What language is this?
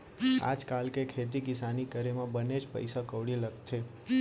Chhattisgarhi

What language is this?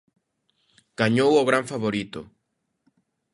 Galician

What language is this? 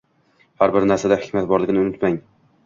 Uzbek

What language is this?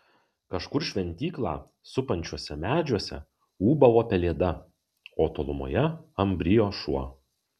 Lithuanian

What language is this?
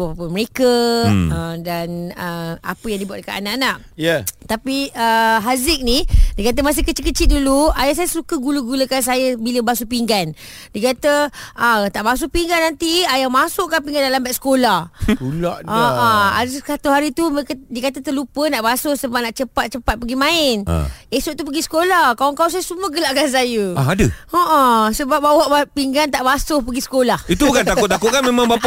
Malay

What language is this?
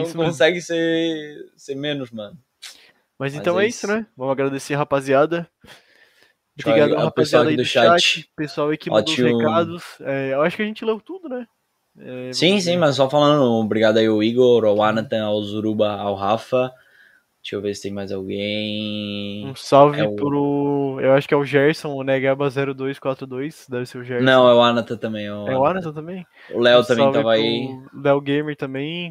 Portuguese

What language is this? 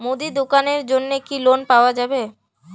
Bangla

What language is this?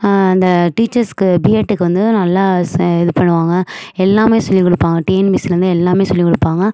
Tamil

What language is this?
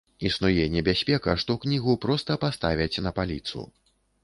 Belarusian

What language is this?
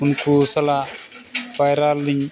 Santali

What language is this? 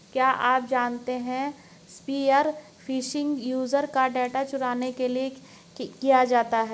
Hindi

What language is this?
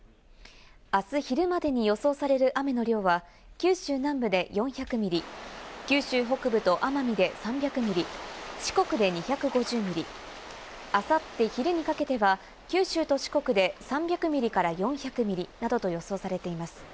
Japanese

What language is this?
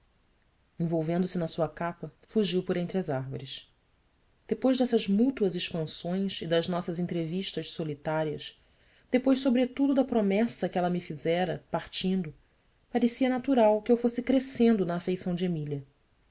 Portuguese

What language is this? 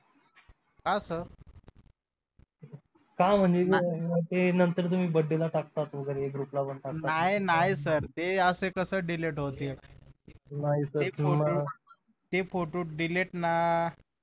Marathi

